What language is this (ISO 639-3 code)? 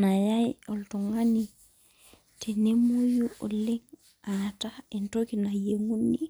mas